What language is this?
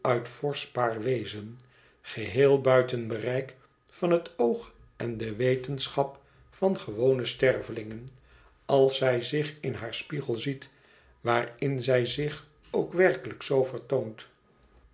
Dutch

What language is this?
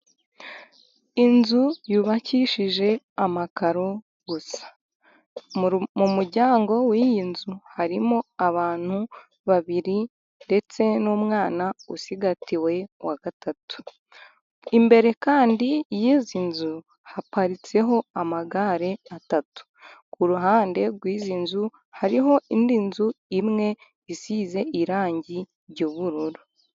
Kinyarwanda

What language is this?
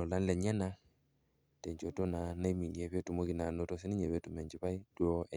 Masai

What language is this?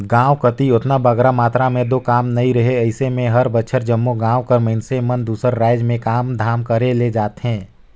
Chhattisgarhi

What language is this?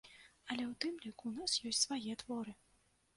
Belarusian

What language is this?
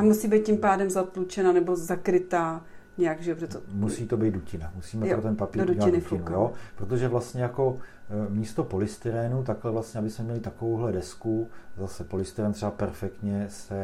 Czech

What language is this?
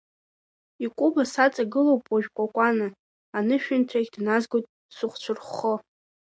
Abkhazian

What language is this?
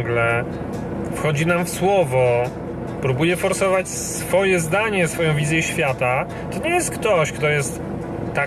Polish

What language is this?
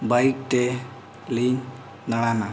Santali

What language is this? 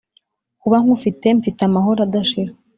Kinyarwanda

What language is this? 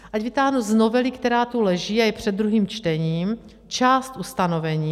Czech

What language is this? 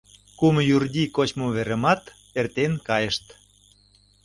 Mari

